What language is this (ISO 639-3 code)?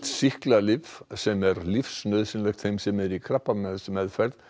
isl